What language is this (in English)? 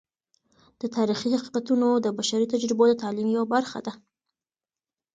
Pashto